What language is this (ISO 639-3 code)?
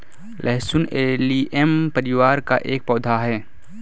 hin